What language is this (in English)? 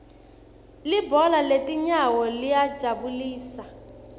Swati